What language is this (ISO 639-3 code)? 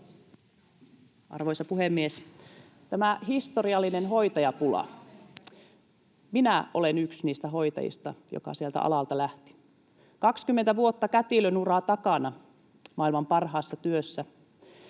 fin